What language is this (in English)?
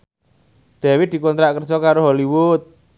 Javanese